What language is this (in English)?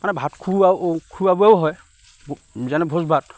Assamese